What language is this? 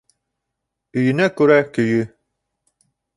Bashkir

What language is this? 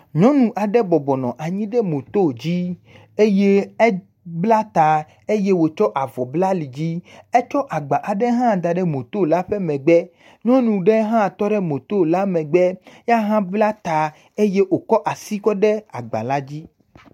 Ewe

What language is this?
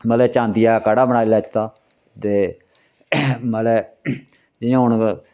Dogri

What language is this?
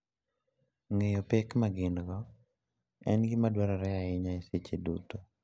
Luo (Kenya and Tanzania)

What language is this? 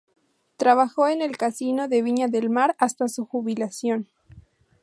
Spanish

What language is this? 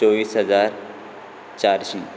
Konkani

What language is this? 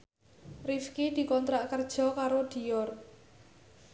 Javanese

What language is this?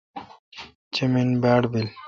Kalkoti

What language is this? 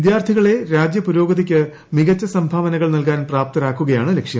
Malayalam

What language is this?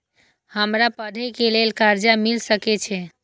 Maithili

